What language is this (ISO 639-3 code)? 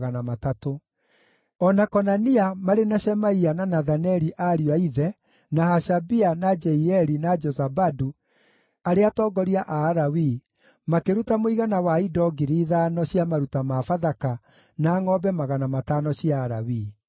kik